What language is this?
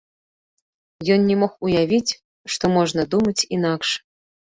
Belarusian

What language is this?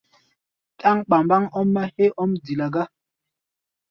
Gbaya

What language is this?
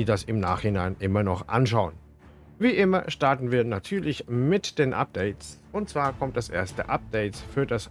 German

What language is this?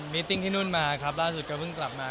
Thai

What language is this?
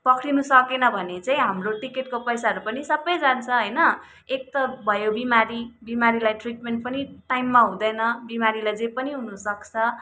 Nepali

